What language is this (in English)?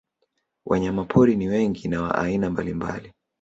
Swahili